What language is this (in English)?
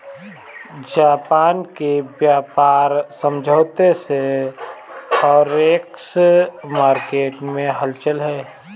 Hindi